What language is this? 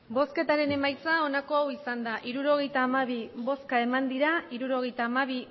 Basque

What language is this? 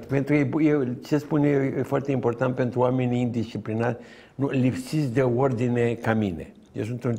Romanian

